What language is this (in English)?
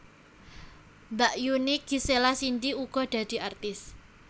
Javanese